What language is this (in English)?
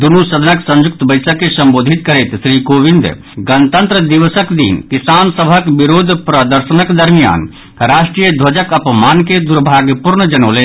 Maithili